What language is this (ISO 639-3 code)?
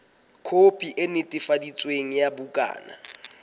sot